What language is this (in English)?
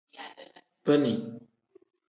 Tem